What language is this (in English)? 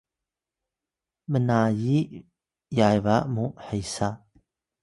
Atayal